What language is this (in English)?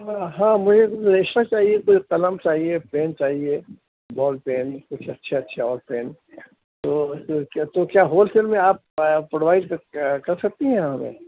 Urdu